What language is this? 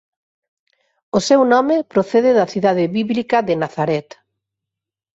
Galician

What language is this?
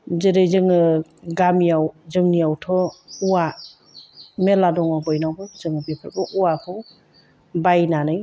Bodo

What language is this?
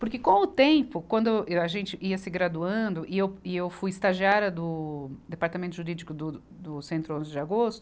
Portuguese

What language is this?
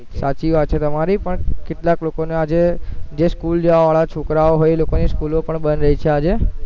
Gujarati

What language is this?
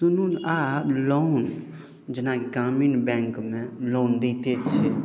Maithili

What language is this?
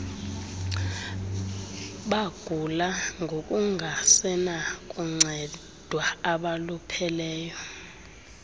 Xhosa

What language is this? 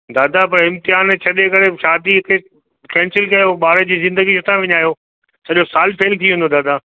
Sindhi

